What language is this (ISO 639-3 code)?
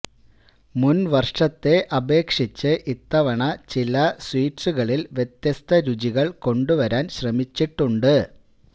mal